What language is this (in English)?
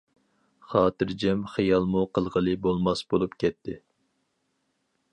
Uyghur